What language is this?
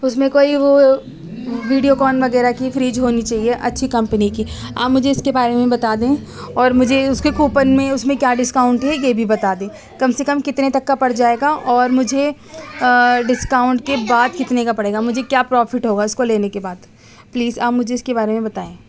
Urdu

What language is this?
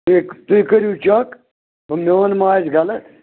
Kashmiri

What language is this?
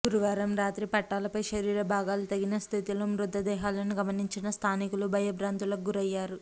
Telugu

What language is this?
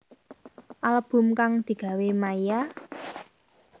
Javanese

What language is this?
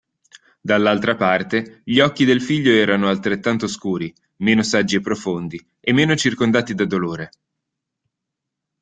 Italian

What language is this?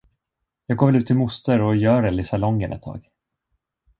Swedish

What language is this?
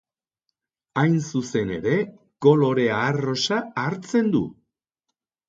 Basque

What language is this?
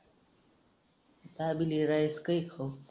Marathi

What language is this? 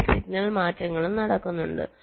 Malayalam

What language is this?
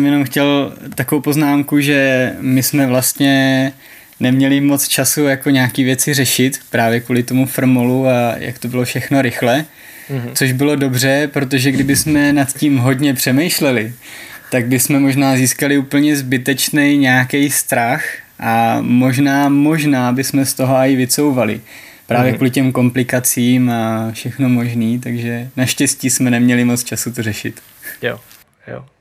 Czech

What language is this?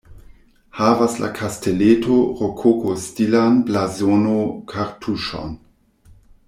Esperanto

